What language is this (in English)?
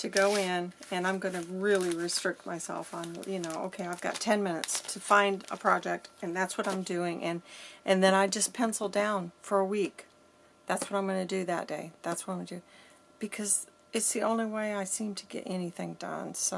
English